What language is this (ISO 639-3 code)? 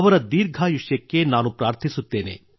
kan